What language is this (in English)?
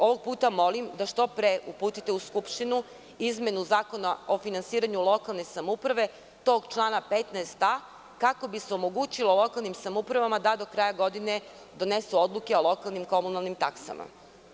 Serbian